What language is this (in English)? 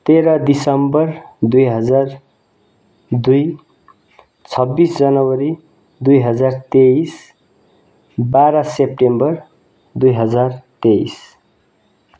Nepali